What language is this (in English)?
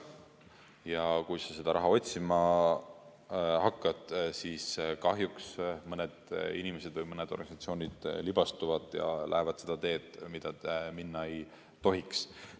Estonian